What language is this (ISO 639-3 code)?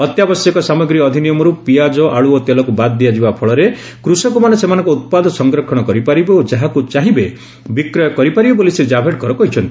ori